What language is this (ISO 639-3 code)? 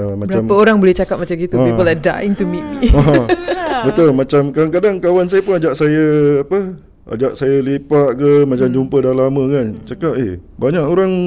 msa